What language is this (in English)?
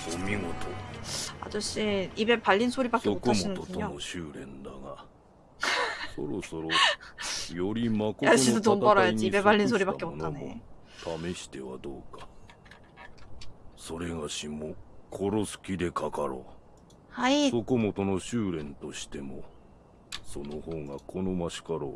Korean